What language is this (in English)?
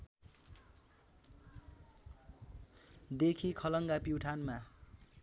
Nepali